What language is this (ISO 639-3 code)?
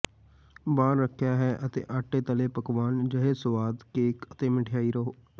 pan